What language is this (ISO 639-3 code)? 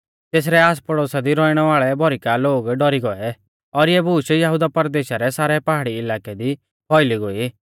bfz